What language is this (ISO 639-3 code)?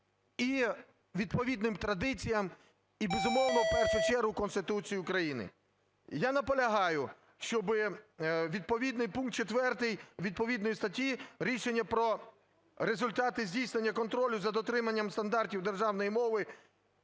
ukr